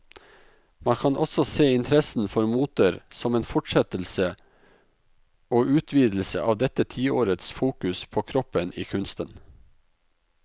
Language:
Norwegian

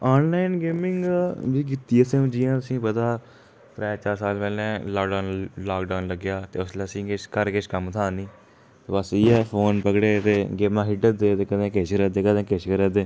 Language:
Dogri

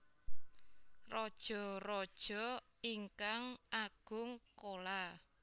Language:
Javanese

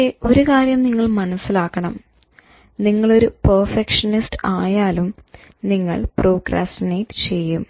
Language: Malayalam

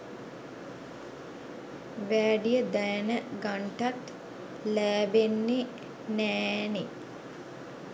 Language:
Sinhala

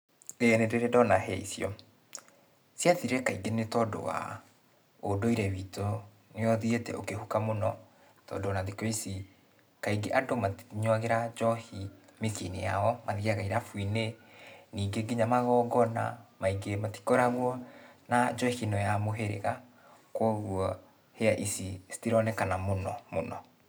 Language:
Kikuyu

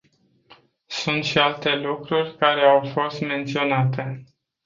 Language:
Romanian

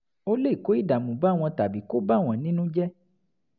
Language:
Yoruba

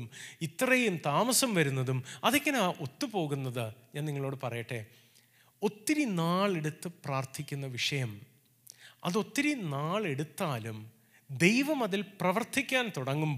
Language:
Malayalam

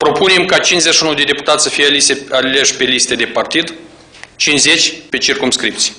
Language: Romanian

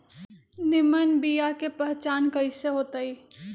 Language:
Magahi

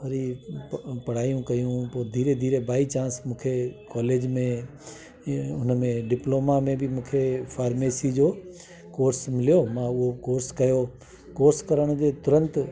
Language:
Sindhi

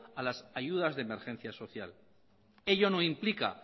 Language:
Spanish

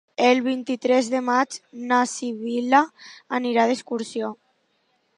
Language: Catalan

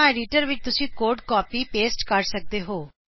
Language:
Punjabi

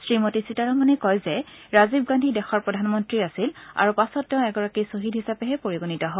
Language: Assamese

